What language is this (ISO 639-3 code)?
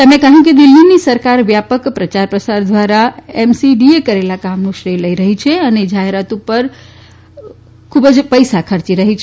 guj